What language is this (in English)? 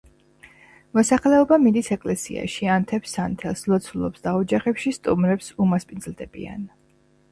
Georgian